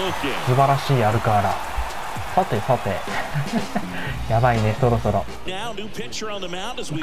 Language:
Japanese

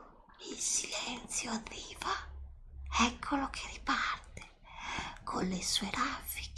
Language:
Italian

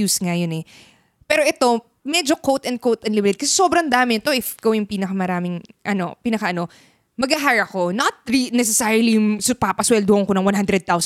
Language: Filipino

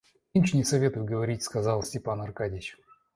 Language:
Russian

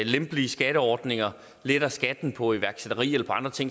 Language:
Danish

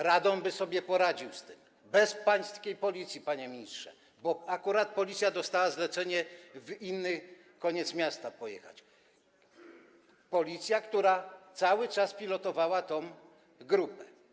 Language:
Polish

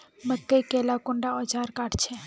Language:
Magahi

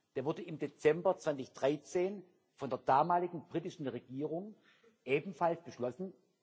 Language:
German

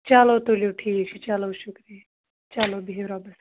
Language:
Kashmiri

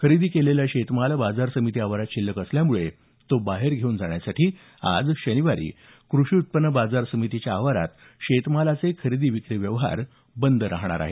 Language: Marathi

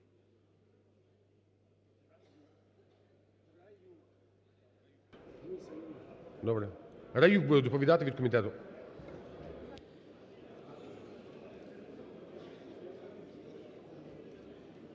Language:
Ukrainian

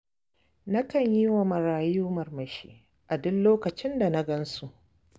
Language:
Hausa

